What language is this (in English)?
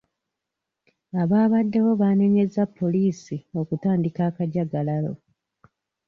Ganda